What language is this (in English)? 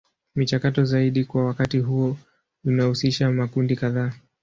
Swahili